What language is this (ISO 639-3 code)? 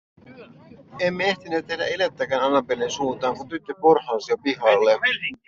fin